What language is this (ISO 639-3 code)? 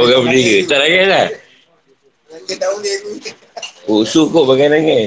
msa